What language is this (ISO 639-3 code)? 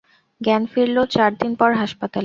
ben